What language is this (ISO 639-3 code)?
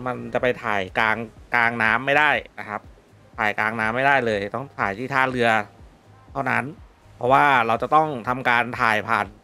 tha